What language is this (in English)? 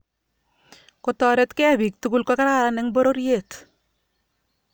Kalenjin